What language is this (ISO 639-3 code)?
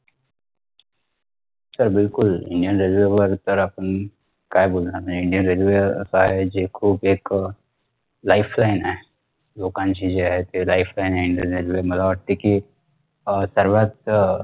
mar